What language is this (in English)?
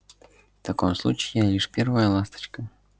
Russian